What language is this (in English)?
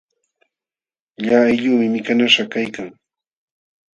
Jauja Wanca Quechua